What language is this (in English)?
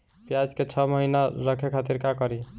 Bhojpuri